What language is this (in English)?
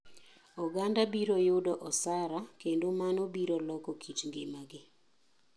Luo (Kenya and Tanzania)